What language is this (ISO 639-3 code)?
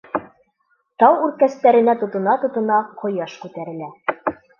bak